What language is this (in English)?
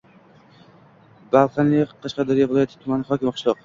Uzbek